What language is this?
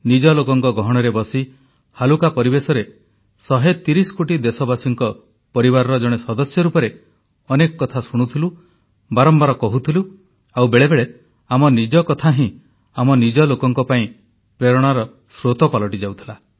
Odia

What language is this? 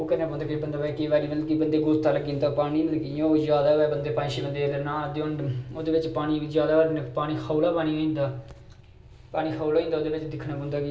Dogri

